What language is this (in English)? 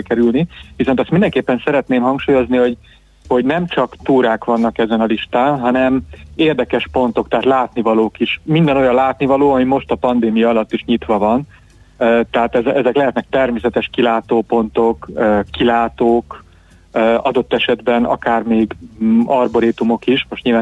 Hungarian